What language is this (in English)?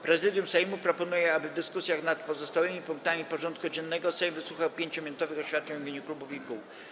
Polish